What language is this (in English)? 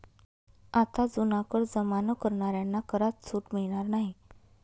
Marathi